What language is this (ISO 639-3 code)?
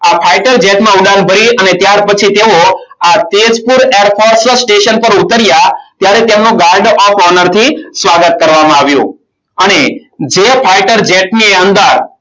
guj